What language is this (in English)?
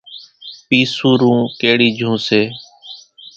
Kachi Koli